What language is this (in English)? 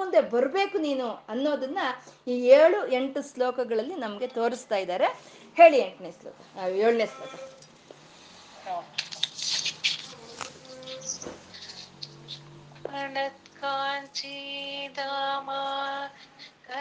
Kannada